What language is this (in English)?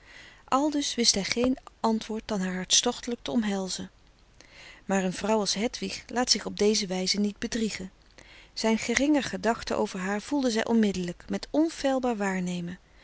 Dutch